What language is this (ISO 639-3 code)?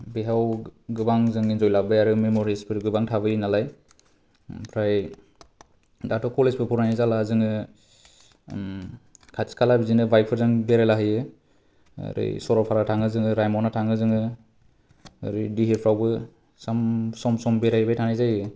brx